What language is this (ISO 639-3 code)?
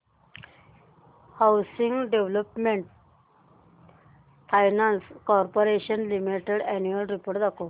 mar